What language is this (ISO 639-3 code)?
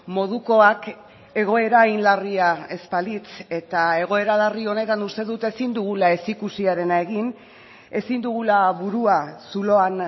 eus